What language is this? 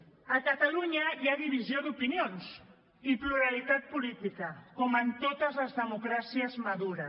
Catalan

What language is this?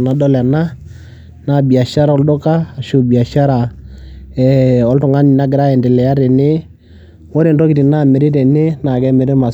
Masai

